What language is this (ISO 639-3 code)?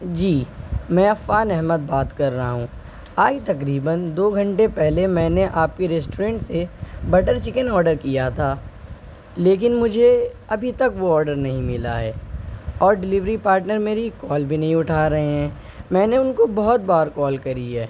urd